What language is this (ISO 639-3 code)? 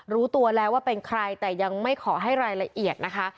tha